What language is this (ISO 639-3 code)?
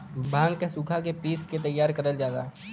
bho